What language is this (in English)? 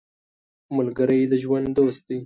Pashto